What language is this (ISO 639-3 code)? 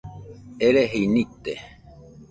hux